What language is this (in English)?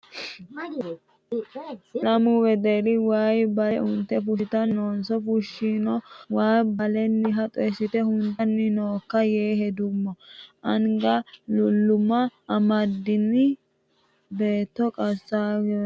Sidamo